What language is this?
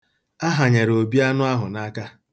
Igbo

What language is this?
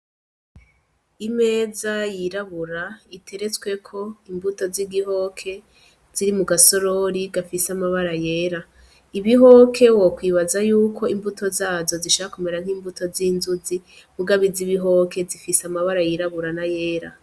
Rundi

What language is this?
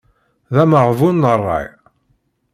Kabyle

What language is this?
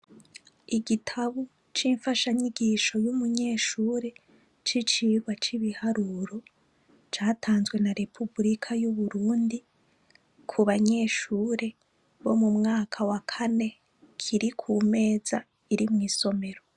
Rundi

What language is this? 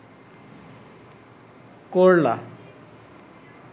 Bangla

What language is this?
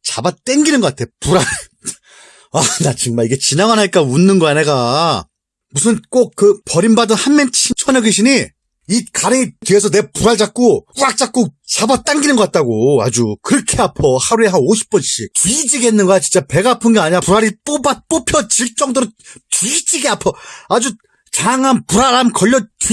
Korean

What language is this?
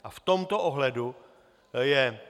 Czech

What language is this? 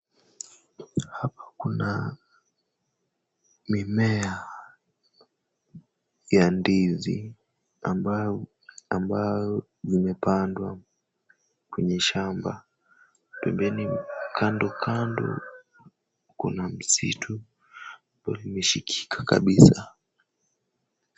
Swahili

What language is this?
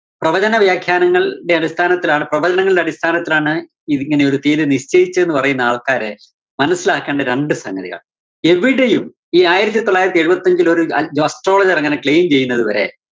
Malayalam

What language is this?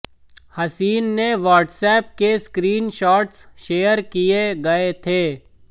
Hindi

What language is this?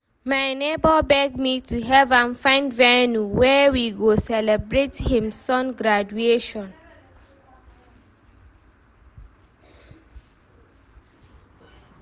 Nigerian Pidgin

